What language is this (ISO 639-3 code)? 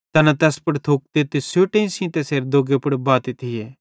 bhd